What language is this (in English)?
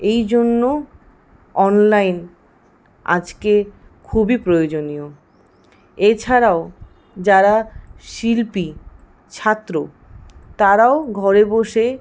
Bangla